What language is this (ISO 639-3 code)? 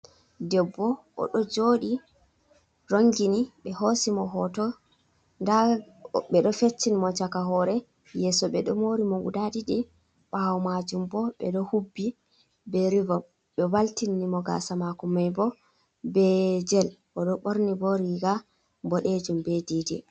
ful